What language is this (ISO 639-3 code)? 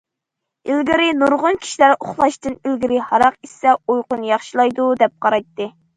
uig